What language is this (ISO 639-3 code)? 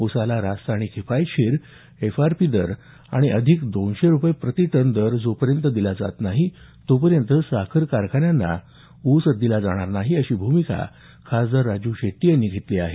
mar